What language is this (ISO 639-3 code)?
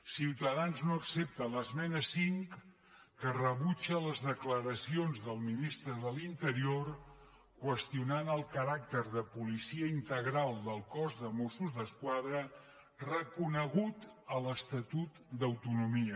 cat